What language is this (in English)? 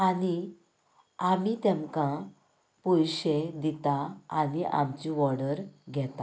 Konkani